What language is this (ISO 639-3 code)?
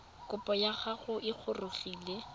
tsn